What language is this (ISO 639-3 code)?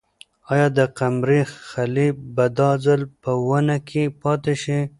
pus